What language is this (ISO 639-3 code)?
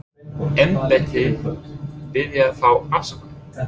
isl